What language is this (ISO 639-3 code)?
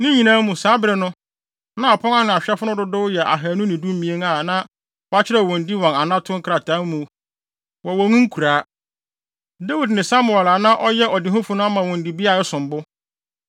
aka